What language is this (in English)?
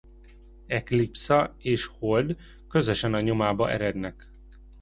Hungarian